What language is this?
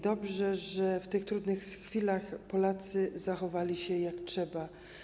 Polish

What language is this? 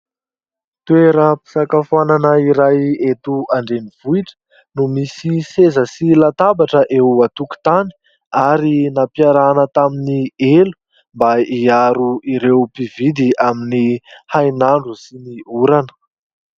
Malagasy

